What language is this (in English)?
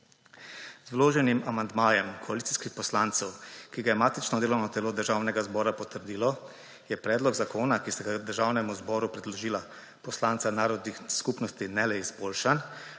Slovenian